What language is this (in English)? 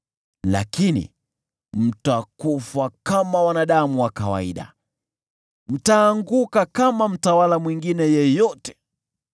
Swahili